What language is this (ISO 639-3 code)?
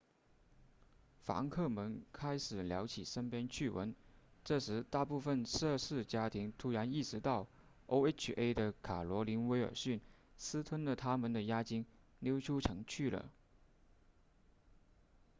zho